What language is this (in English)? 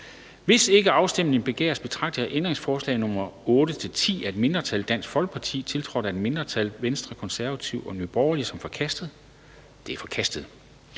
Danish